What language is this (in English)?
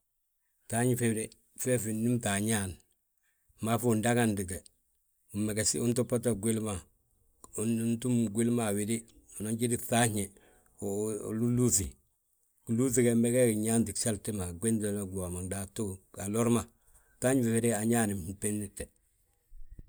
Balanta-Ganja